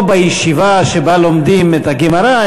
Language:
Hebrew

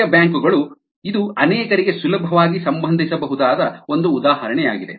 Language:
Kannada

